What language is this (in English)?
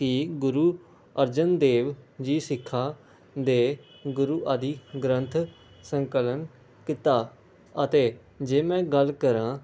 Punjabi